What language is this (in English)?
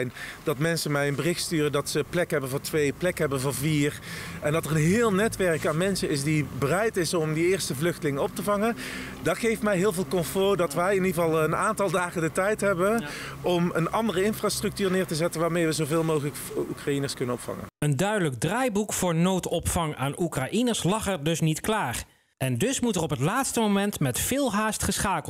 Dutch